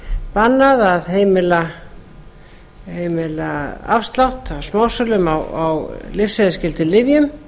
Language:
Icelandic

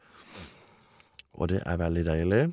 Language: Norwegian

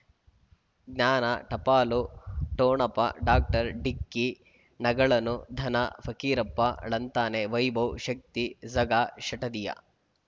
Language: Kannada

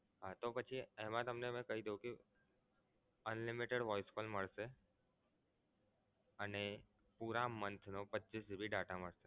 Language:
Gujarati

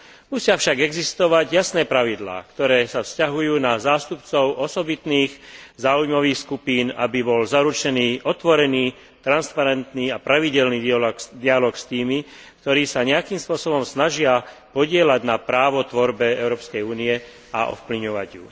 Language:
Slovak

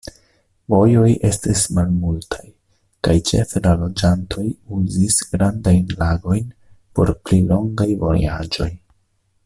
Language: Esperanto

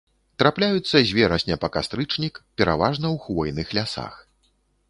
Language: Belarusian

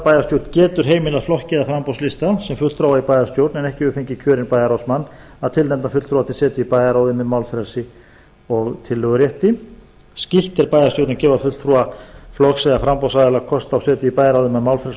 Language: Icelandic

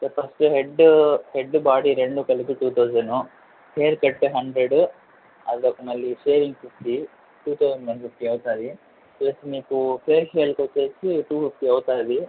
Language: Telugu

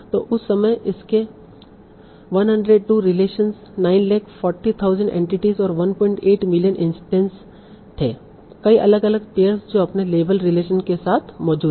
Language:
Hindi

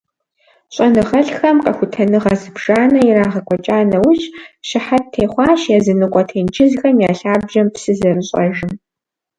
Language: Kabardian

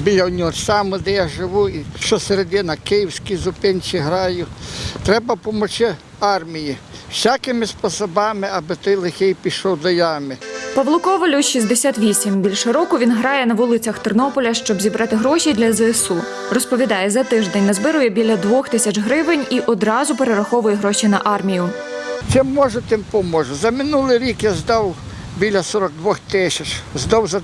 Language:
Ukrainian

